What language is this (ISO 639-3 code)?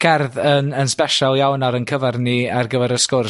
cym